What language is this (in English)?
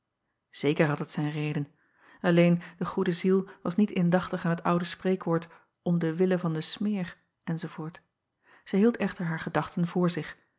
Dutch